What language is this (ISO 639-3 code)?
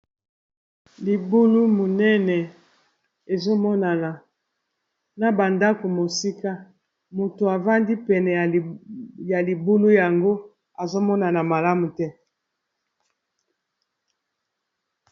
lin